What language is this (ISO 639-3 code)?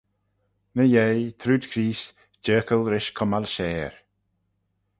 glv